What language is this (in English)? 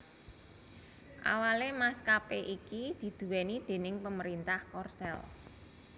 Javanese